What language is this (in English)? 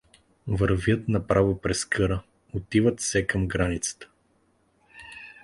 Bulgarian